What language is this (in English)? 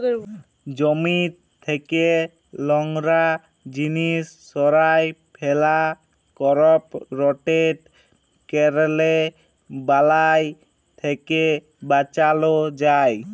Bangla